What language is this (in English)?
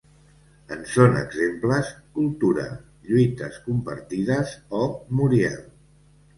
Catalan